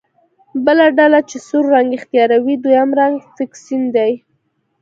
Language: Pashto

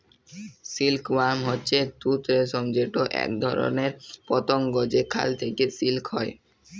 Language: Bangla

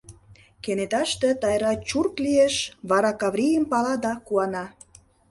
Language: Mari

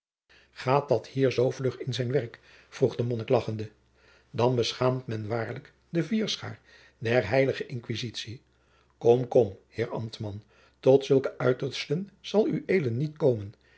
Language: Dutch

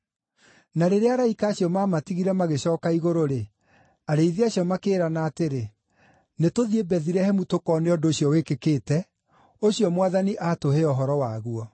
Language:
Kikuyu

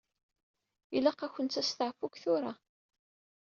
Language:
Kabyle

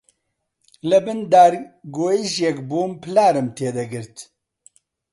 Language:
Central Kurdish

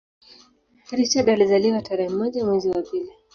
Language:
Swahili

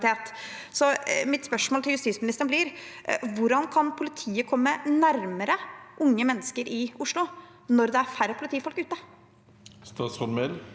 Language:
Norwegian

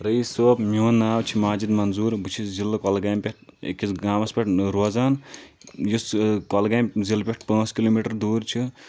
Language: Kashmiri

